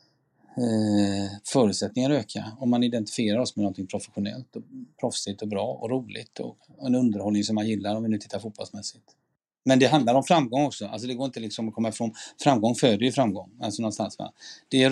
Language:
Swedish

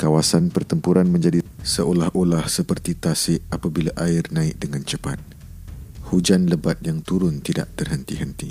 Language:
Malay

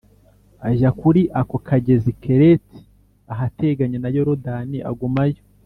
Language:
Kinyarwanda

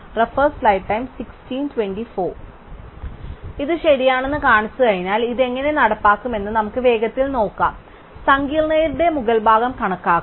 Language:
Malayalam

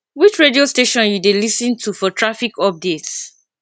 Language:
Nigerian Pidgin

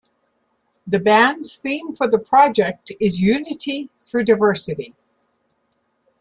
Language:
English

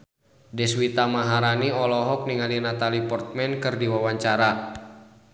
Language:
Sundanese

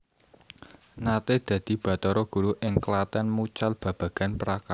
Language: Javanese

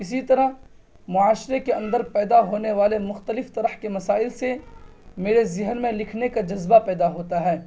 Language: Urdu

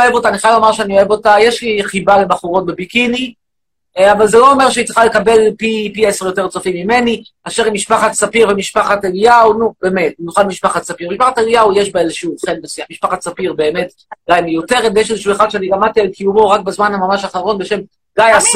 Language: Hebrew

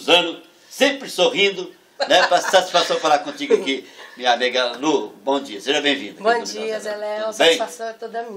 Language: Portuguese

